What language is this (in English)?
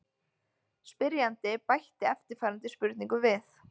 Icelandic